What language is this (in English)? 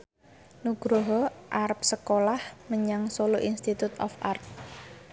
Javanese